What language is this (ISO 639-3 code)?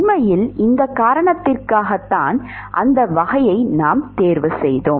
tam